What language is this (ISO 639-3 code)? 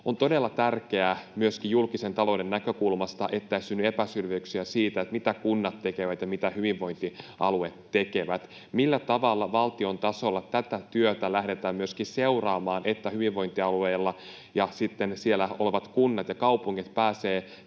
fin